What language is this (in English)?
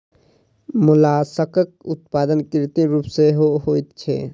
Maithili